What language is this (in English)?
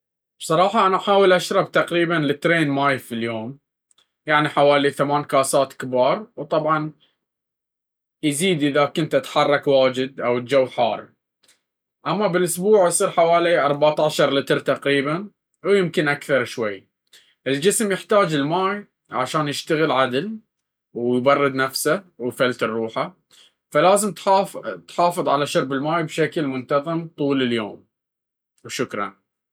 Baharna Arabic